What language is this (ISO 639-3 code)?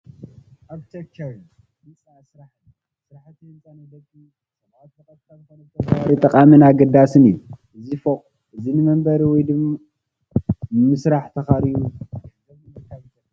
tir